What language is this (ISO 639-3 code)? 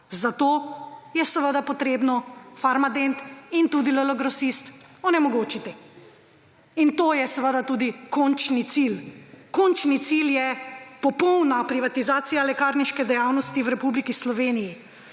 slv